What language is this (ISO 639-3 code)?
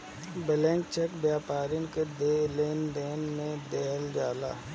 bho